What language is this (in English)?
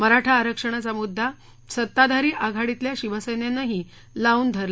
Marathi